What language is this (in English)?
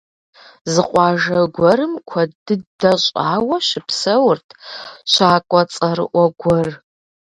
Kabardian